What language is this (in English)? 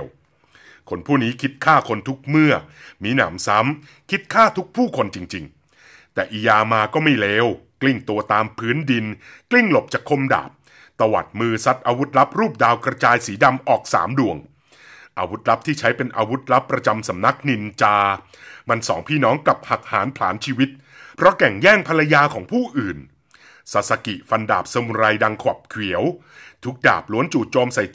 Thai